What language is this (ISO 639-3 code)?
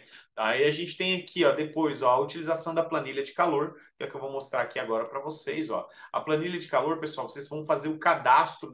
por